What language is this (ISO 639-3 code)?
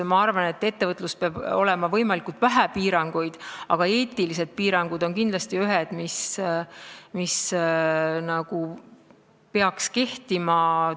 est